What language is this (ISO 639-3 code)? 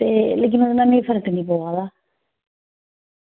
doi